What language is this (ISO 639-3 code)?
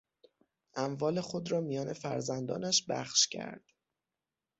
fas